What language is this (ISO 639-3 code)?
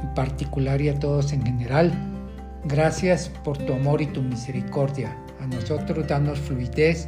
spa